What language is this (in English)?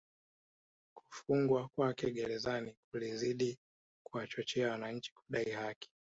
Swahili